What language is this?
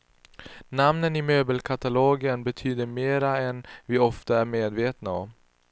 Swedish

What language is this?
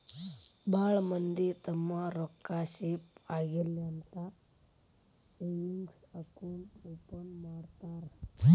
Kannada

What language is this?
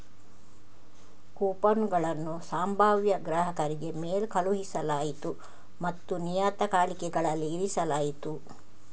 Kannada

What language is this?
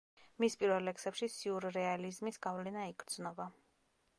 Georgian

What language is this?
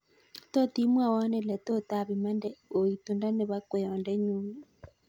Kalenjin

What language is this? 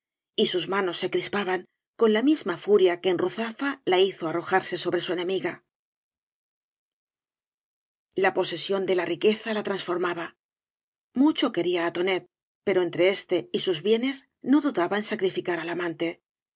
Spanish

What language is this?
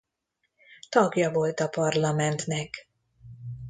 Hungarian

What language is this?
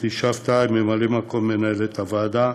Hebrew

